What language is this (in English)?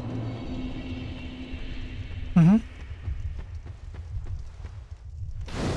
Spanish